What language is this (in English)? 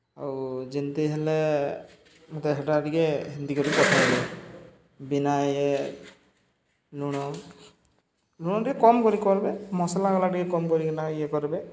Odia